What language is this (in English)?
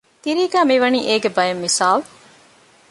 Divehi